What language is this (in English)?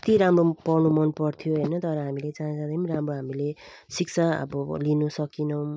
Nepali